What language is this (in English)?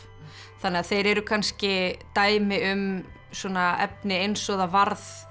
Icelandic